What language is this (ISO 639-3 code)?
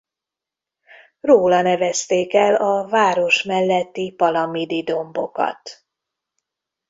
hun